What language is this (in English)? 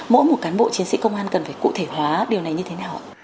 Vietnamese